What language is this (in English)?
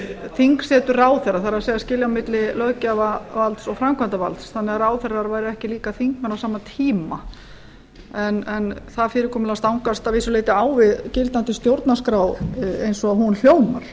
Icelandic